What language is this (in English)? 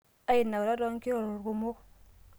Masai